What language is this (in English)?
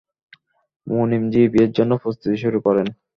Bangla